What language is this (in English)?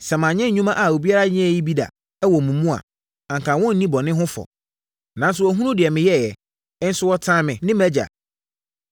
Akan